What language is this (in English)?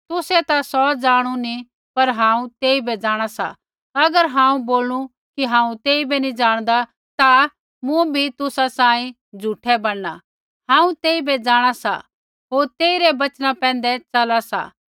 Kullu Pahari